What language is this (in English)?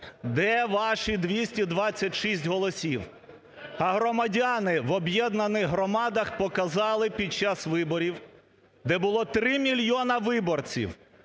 Ukrainian